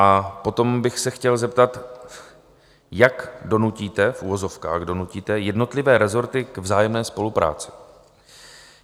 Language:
Czech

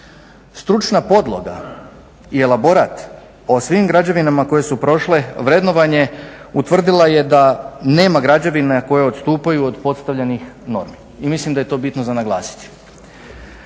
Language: Croatian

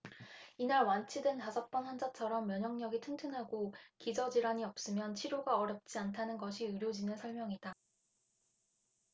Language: Korean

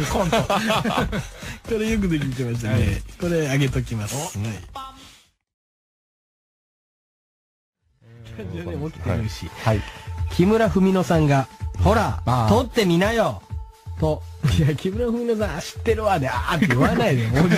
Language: Japanese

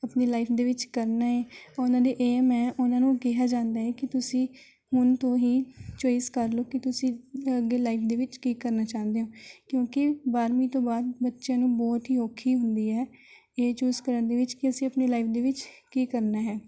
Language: Punjabi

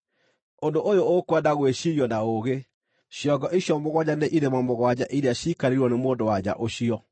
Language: Kikuyu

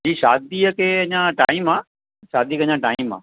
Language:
Sindhi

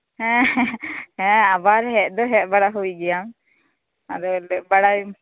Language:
Santali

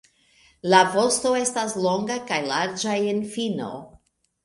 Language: Esperanto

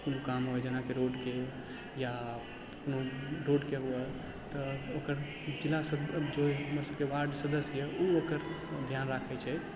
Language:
Maithili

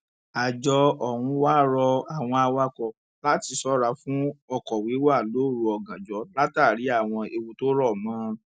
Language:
Yoruba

